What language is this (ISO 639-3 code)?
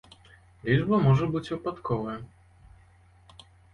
bel